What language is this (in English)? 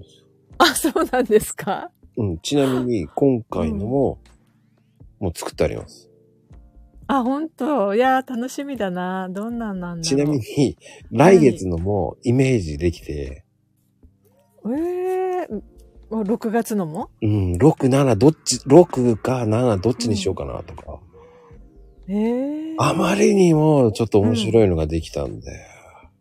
Japanese